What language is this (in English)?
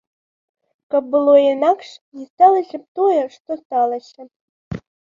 Belarusian